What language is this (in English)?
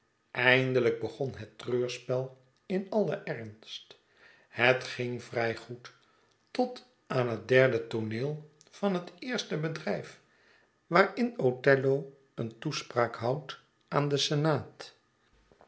Dutch